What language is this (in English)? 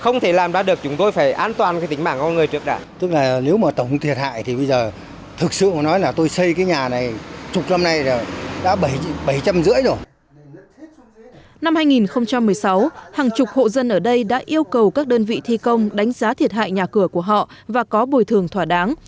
Vietnamese